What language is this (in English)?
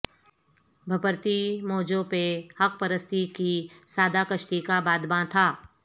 Urdu